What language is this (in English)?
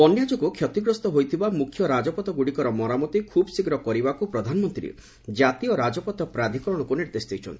Odia